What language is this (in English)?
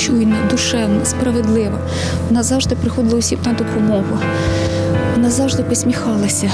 Ukrainian